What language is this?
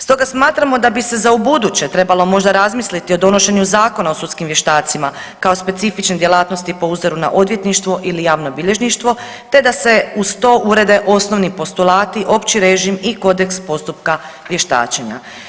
Croatian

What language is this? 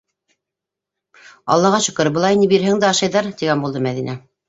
Bashkir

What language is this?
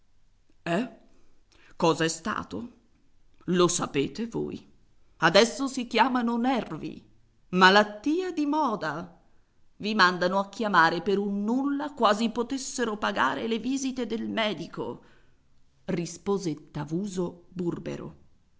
Italian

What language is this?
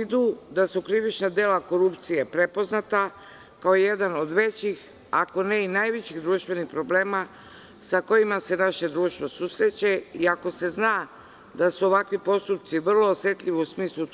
Serbian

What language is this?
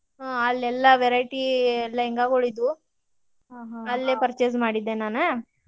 Kannada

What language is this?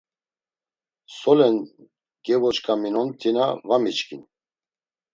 Laz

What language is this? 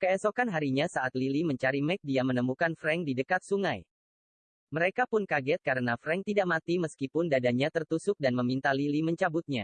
Indonesian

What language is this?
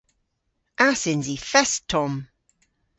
Cornish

